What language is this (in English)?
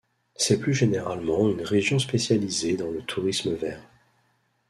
French